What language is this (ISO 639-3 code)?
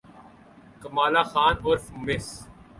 urd